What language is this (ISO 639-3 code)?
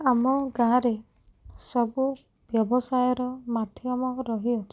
ori